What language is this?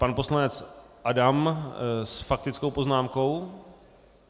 Czech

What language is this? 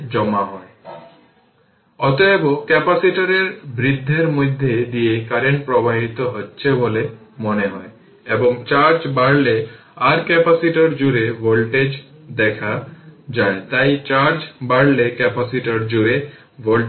Bangla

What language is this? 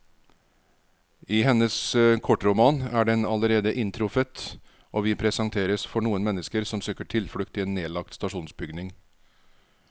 Norwegian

